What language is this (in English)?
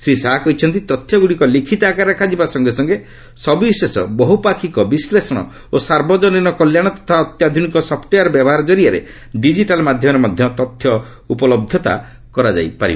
Odia